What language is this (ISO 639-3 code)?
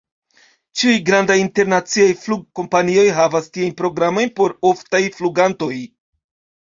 epo